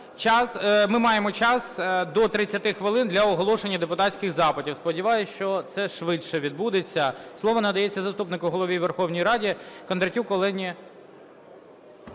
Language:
Ukrainian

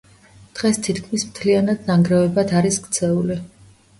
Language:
Georgian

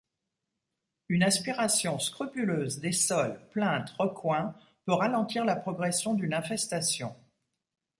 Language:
French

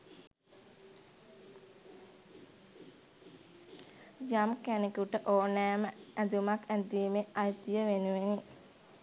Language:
Sinhala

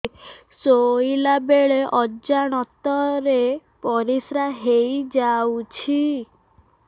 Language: Odia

